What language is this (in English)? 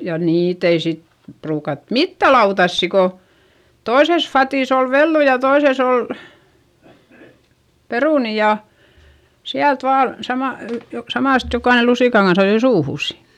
Finnish